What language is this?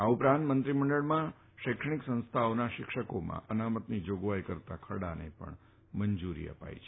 Gujarati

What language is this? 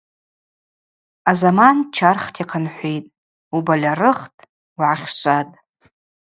Abaza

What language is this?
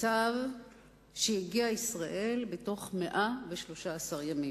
Hebrew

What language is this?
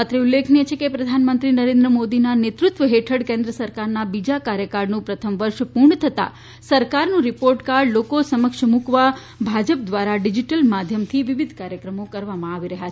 Gujarati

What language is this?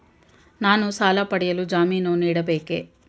Kannada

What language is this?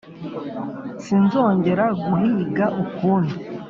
Kinyarwanda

